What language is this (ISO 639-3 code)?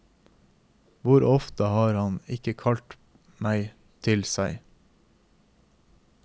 nor